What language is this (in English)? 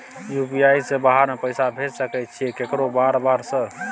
Maithili